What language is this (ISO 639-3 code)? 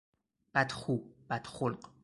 fas